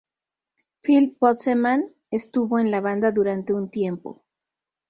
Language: Spanish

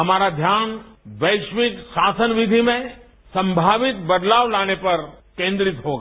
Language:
Hindi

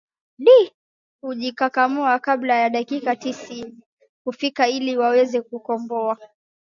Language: Swahili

